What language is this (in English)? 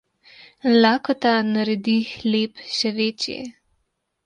Slovenian